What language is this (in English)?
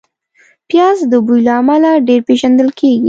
Pashto